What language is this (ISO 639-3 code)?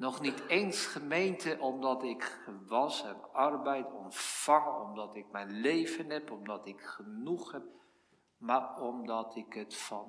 nld